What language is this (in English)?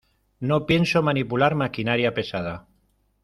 Spanish